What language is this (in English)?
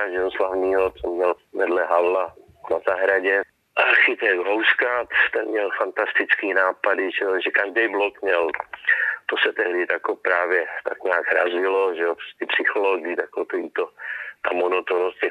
Czech